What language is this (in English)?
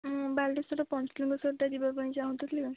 Odia